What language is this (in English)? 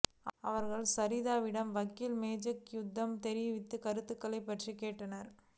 Tamil